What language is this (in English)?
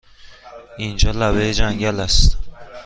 Persian